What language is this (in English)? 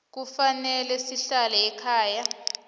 South Ndebele